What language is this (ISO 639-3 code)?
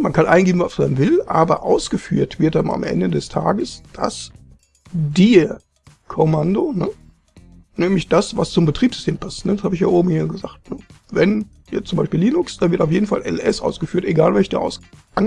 deu